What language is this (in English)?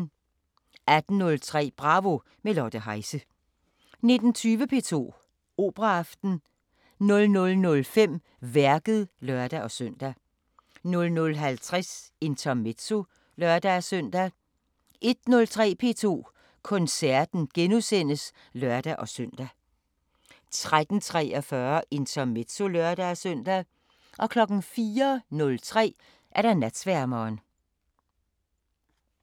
Danish